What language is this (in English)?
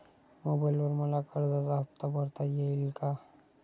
Marathi